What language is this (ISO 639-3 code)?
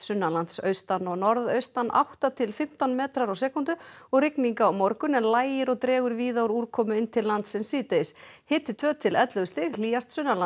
isl